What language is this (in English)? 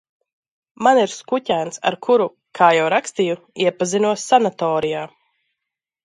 Latvian